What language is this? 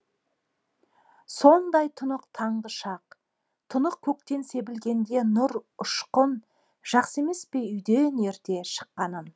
Kazakh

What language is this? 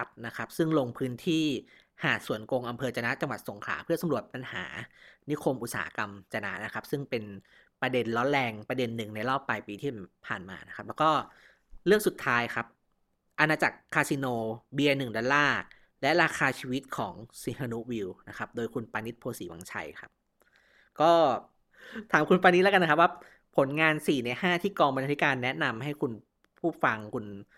Thai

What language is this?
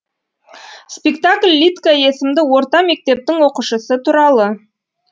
Kazakh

